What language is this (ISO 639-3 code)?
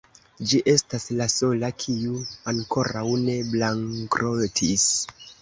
epo